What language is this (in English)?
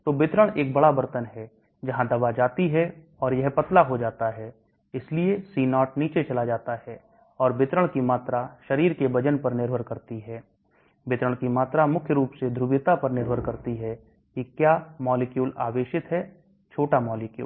Hindi